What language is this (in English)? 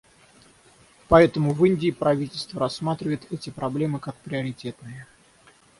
Russian